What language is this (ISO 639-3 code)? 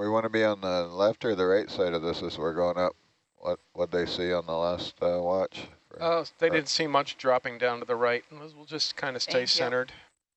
eng